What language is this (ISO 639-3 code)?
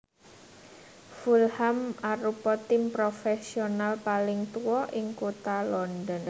jav